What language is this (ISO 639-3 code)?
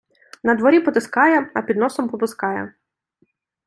ukr